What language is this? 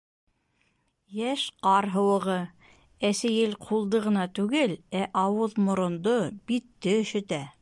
Bashkir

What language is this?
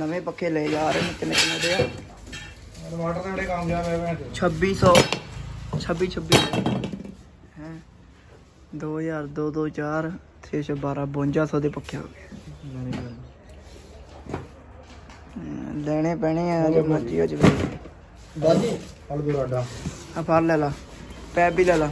Punjabi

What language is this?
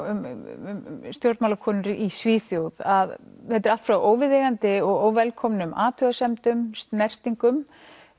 Icelandic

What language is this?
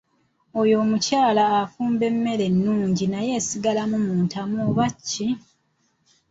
Ganda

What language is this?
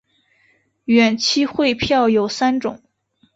Chinese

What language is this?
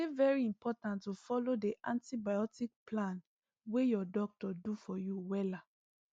Nigerian Pidgin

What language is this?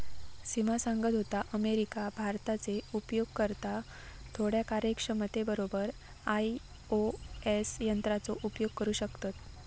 Marathi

